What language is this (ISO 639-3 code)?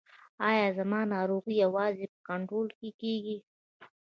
pus